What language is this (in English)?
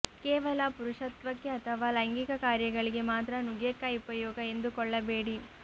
Kannada